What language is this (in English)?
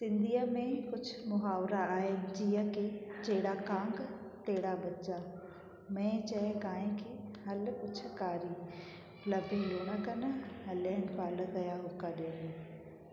Sindhi